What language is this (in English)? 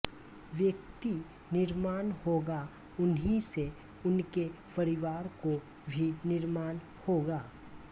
Hindi